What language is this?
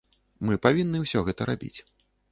Belarusian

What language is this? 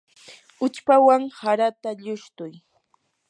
Yanahuanca Pasco Quechua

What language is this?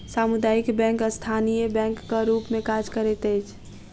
Maithili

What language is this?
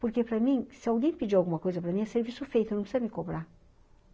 Portuguese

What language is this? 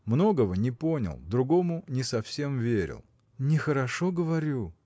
Russian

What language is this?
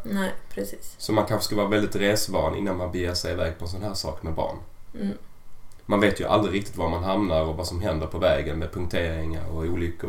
Swedish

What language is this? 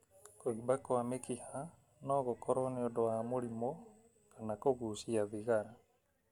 Kikuyu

